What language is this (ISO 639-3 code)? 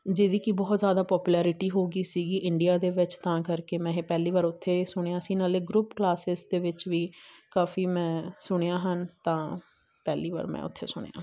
pan